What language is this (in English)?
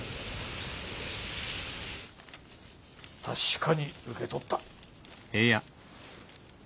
Japanese